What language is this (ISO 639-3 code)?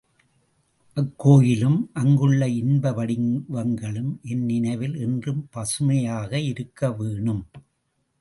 tam